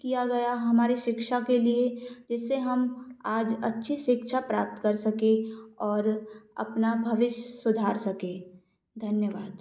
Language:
Hindi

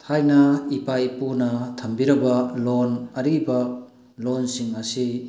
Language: Manipuri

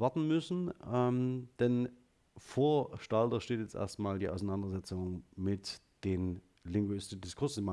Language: German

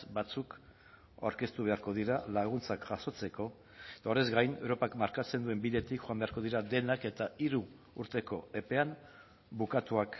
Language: Basque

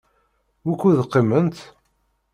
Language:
Kabyle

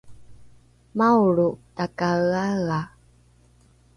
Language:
Rukai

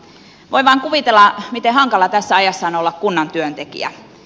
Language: Finnish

